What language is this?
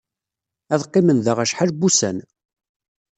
Kabyle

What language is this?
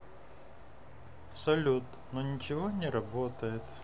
Russian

